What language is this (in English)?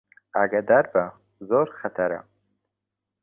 Central Kurdish